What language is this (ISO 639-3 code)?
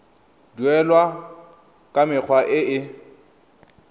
tsn